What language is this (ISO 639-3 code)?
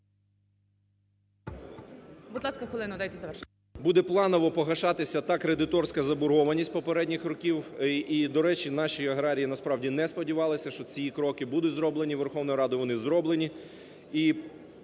ukr